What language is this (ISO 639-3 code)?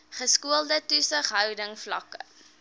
afr